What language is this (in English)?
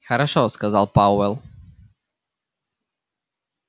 Russian